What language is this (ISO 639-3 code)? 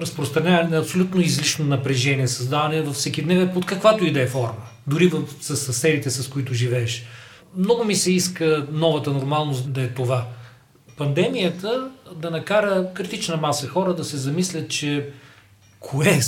bul